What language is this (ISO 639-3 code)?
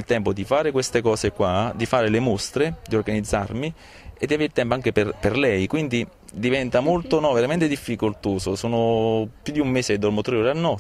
ita